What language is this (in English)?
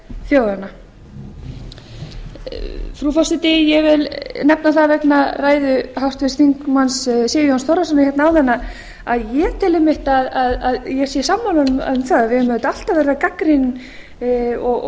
Icelandic